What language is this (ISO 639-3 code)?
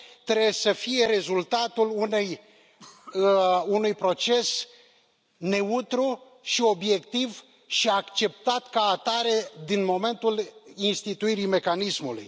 ron